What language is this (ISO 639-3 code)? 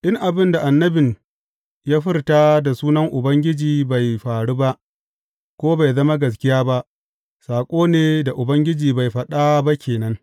hau